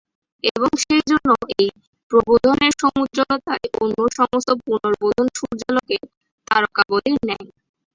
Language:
Bangla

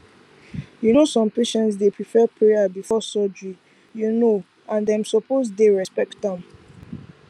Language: Nigerian Pidgin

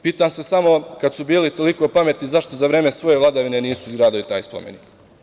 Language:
Serbian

